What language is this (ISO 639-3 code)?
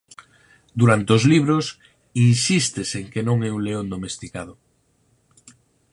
glg